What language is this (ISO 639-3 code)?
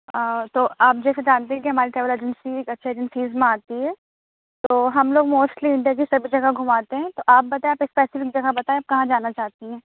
urd